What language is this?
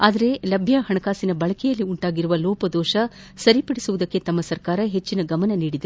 Kannada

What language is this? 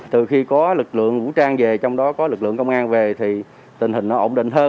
Vietnamese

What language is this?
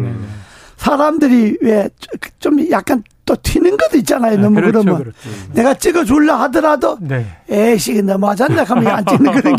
Korean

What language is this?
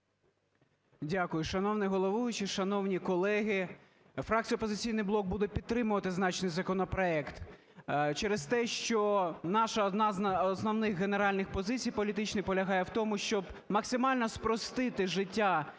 Ukrainian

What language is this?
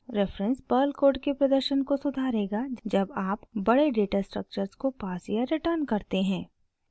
Hindi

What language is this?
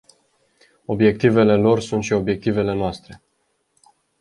Romanian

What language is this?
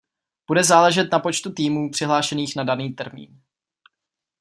Czech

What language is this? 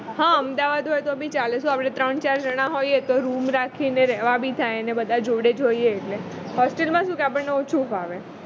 Gujarati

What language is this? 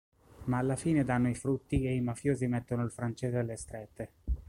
Italian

